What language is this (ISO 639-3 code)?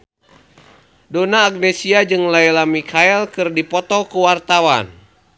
sun